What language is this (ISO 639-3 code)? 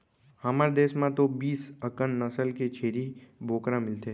hne